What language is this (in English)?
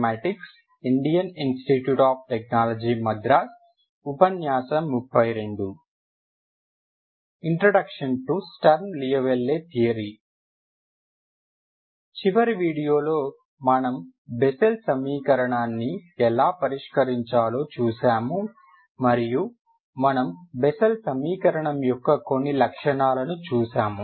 Telugu